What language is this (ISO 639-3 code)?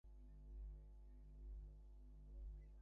ben